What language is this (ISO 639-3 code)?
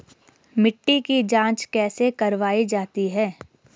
hin